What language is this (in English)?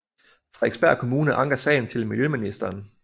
Danish